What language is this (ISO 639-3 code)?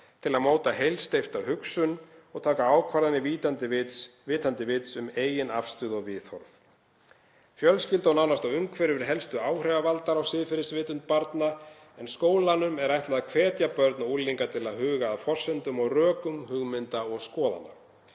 isl